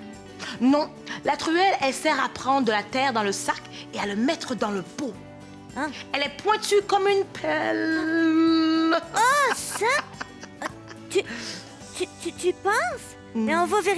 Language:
French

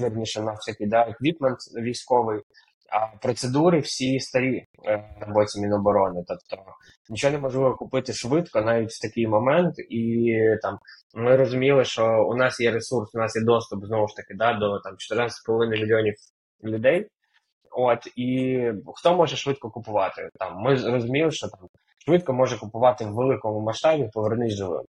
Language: Ukrainian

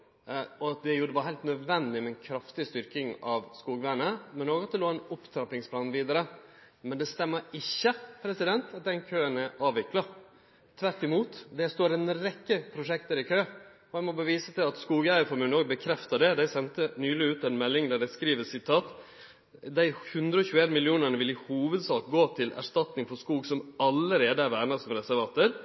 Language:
Norwegian Nynorsk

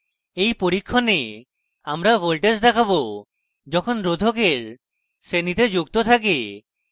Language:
Bangla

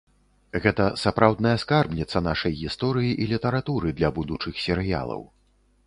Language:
Belarusian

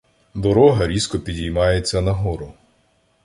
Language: Ukrainian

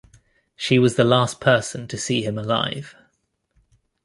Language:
English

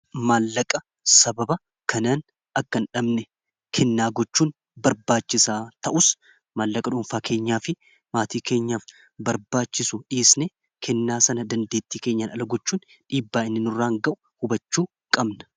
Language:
Oromo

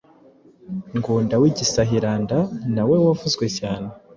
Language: Kinyarwanda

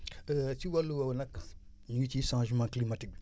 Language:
Wolof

